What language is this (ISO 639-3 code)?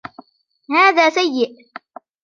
ara